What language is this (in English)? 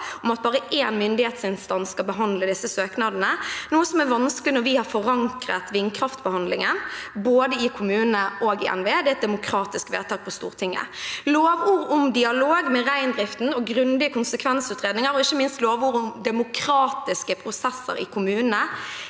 Norwegian